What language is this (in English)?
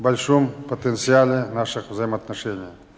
Russian